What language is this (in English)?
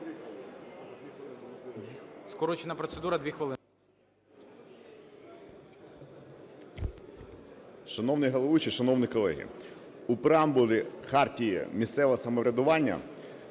Ukrainian